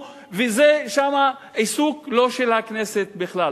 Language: Hebrew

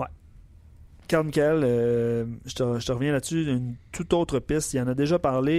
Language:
French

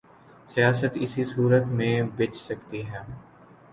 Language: Urdu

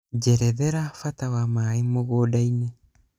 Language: Kikuyu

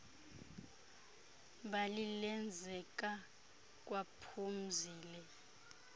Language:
Xhosa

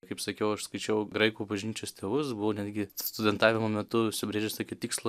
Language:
Lithuanian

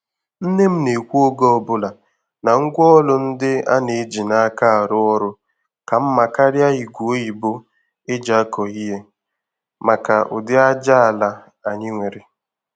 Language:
Igbo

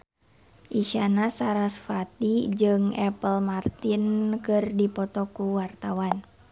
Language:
Sundanese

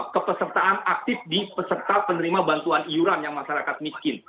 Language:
Indonesian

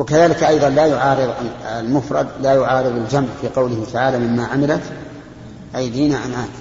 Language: Arabic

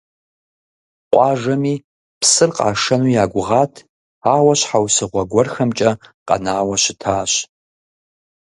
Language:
Kabardian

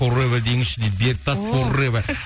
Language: Kazakh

